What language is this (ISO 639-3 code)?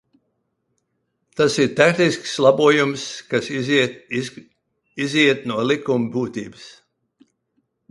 lav